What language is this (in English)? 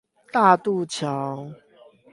Chinese